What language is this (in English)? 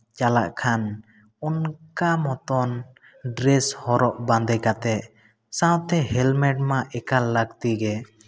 Santali